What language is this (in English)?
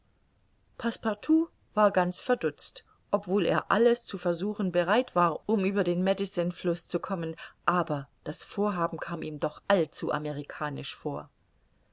German